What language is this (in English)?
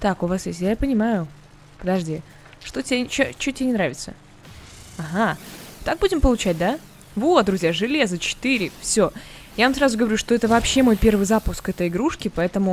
Russian